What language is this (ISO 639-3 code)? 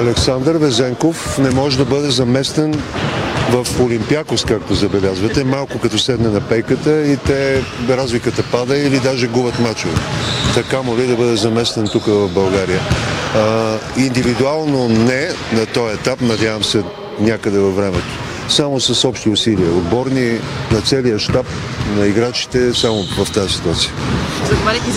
bul